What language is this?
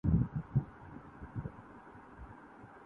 Urdu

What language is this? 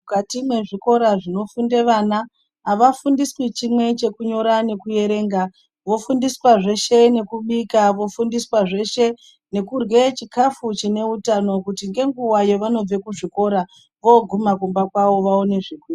Ndau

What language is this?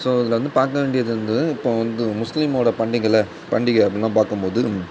Tamil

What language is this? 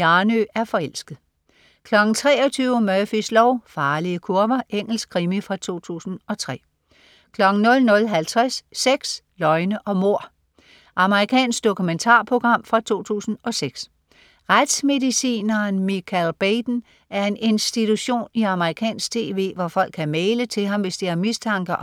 Danish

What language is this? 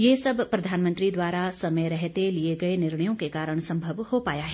Hindi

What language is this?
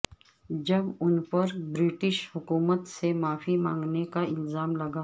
Urdu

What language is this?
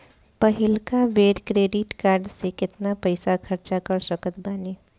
Bhojpuri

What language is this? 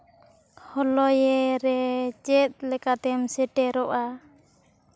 Santali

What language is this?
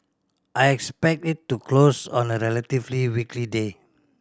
English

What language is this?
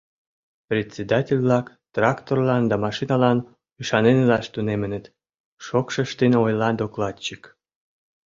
Mari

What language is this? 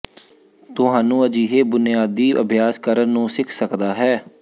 Punjabi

